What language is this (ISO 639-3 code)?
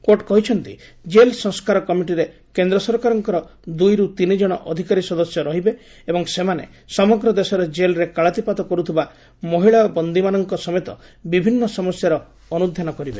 ori